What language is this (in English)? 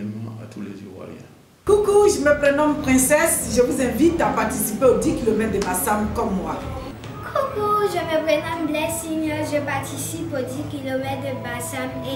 French